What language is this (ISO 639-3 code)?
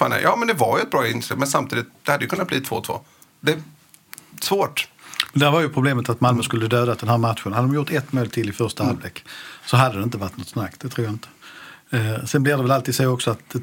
swe